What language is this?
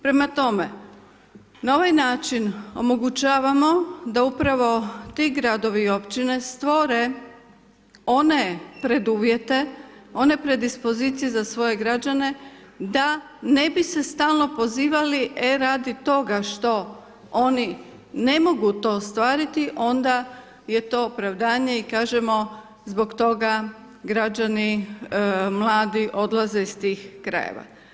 Croatian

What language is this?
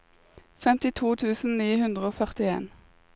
Norwegian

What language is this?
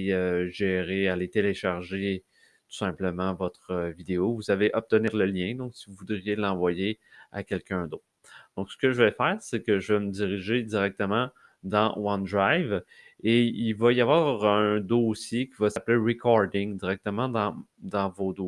French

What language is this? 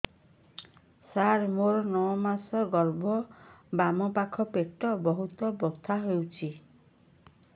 Odia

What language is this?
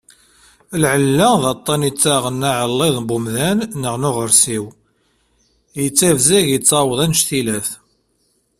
Kabyle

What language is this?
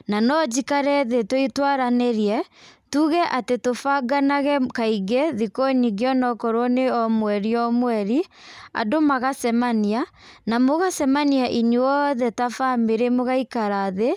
Kikuyu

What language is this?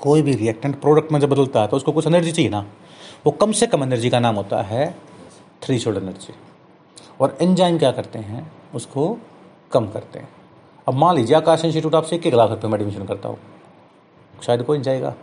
Hindi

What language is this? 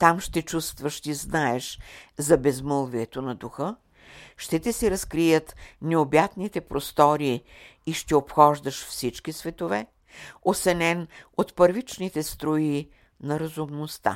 Bulgarian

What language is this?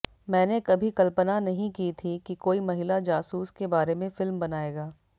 Hindi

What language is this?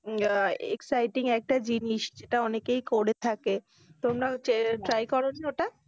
Bangla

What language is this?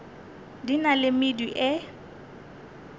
Northern Sotho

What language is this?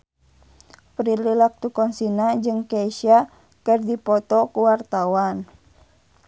Sundanese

